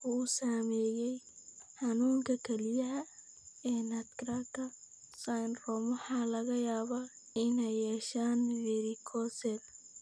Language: Somali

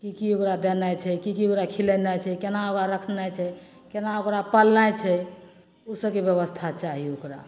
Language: Maithili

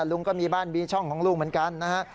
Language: Thai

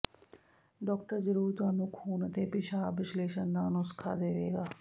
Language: Punjabi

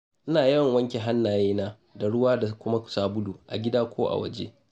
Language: Hausa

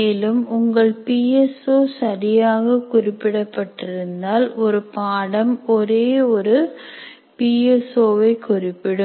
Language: Tamil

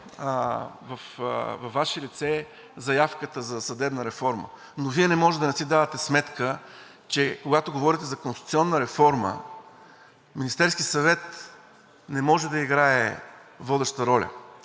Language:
Bulgarian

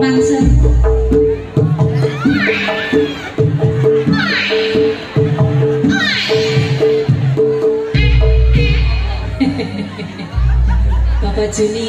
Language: Indonesian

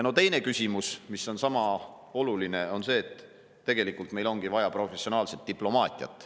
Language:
Estonian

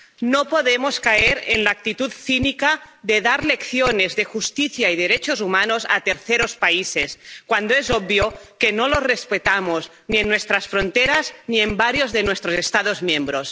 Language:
Spanish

